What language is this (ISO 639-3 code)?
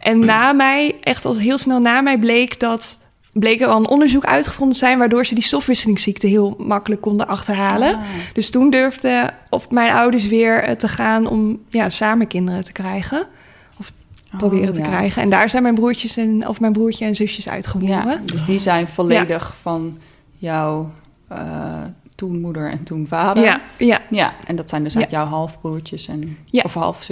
nld